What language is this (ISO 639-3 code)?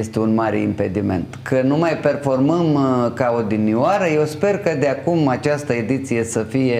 ron